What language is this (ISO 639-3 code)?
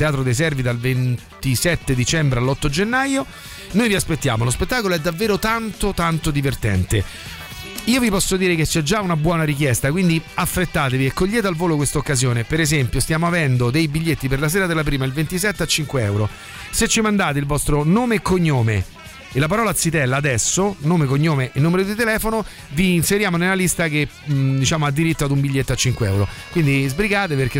ita